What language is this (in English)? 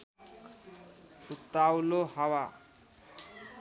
Nepali